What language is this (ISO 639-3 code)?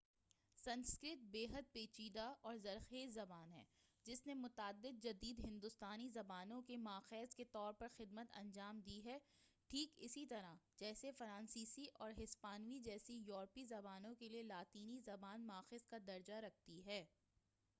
urd